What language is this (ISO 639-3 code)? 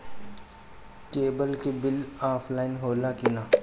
bho